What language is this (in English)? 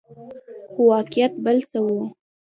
Pashto